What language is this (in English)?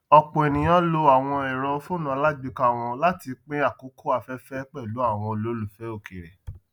Yoruba